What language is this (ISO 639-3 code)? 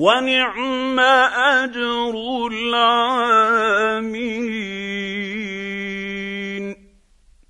ara